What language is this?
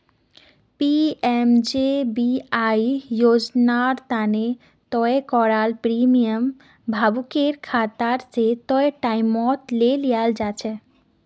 Magahi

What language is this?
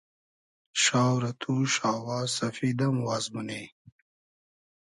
Hazaragi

